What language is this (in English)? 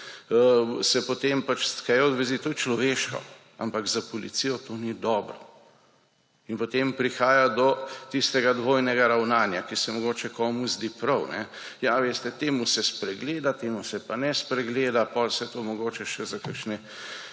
Slovenian